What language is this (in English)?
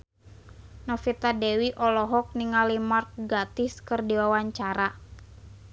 Sundanese